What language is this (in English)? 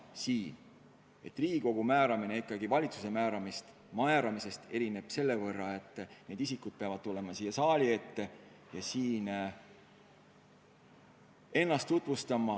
Estonian